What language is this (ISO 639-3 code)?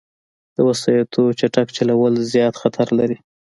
pus